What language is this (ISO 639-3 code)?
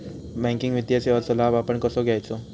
mar